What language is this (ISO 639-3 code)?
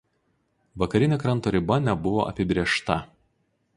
lit